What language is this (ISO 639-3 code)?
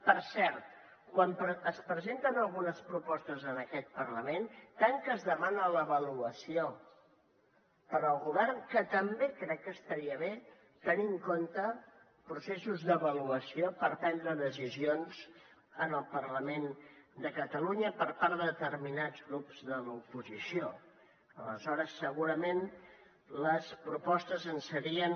cat